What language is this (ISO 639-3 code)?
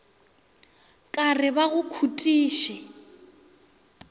nso